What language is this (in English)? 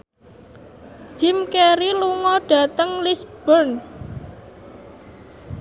Javanese